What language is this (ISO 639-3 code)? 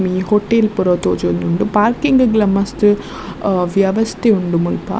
tcy